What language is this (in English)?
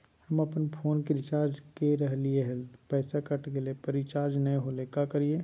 Magahi